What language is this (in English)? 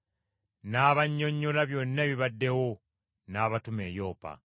Ganda